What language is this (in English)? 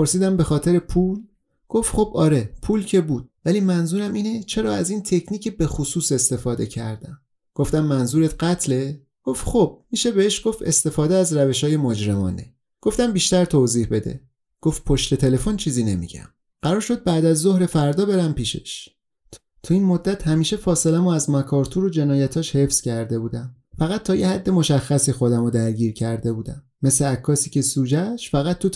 Persian